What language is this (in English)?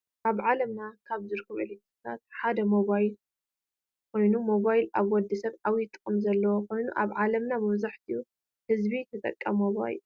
Tigrinya